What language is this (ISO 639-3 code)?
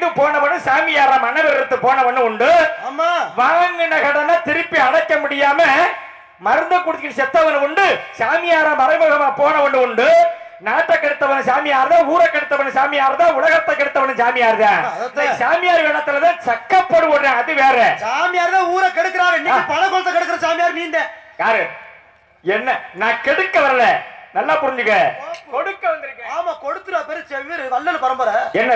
ara